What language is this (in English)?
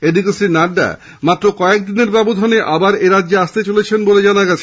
Bangla